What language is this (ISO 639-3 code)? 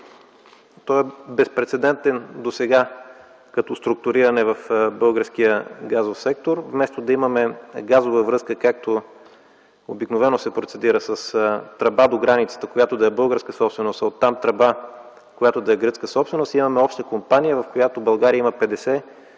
bul